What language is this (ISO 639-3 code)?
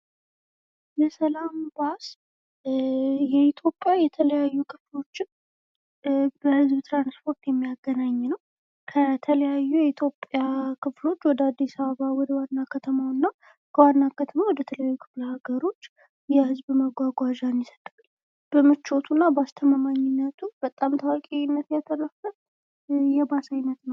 amh